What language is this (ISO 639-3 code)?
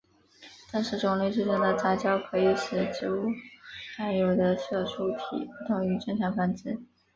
zho